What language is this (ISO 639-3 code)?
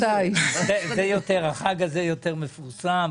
heb